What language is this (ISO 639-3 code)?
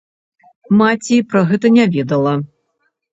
bel